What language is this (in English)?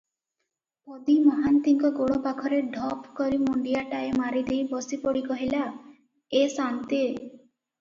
Odia